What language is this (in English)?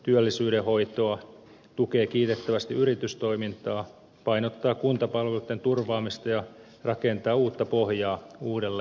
Finnish